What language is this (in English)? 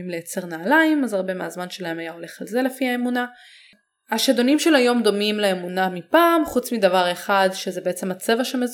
Hebrew